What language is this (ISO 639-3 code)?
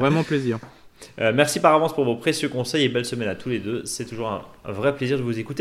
fra